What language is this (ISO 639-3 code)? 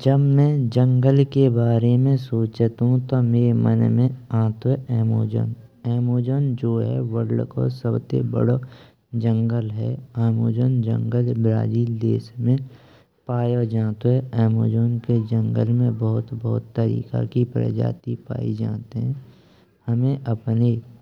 bra